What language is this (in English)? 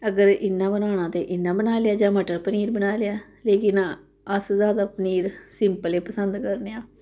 Dogri